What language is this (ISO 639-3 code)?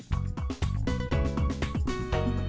vie